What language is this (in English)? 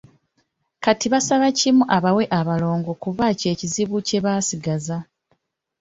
Ganda